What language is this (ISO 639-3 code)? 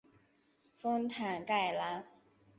zho